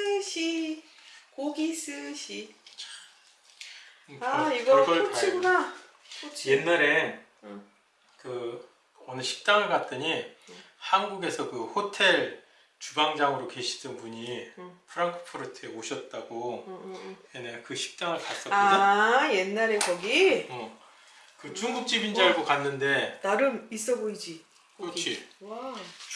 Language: Korean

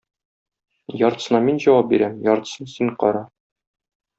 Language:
Tatar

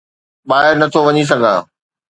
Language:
Sindhi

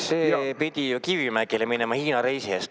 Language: Estonian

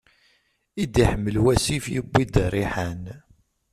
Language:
Kabyle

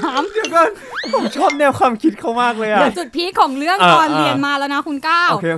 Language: Thai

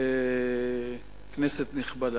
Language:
Hebrew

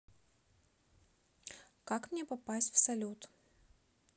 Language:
Russian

